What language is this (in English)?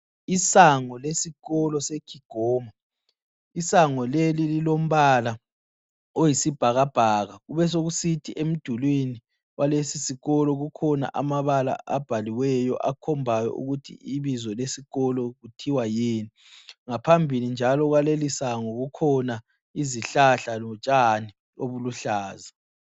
North Ndebele